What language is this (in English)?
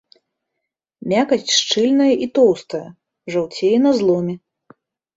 Belarusian